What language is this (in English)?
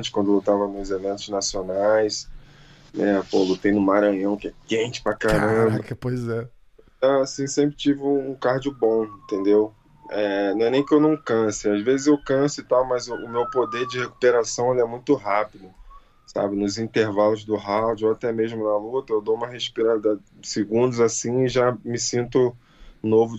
Portuguese